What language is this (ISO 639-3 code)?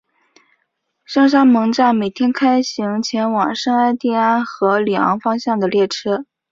zho